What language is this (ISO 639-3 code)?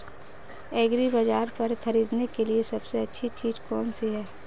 hin